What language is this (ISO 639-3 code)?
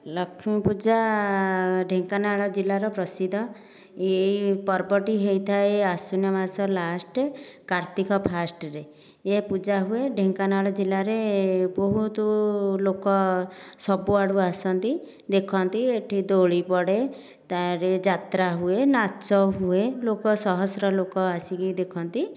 ori